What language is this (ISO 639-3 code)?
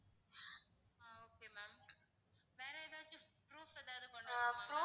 tam